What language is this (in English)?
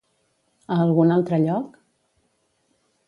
Catalan